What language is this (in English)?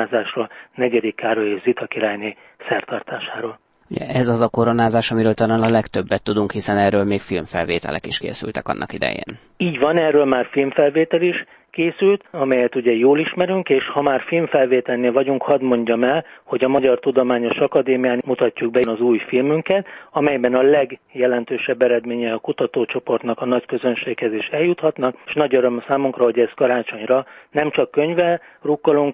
Hungarian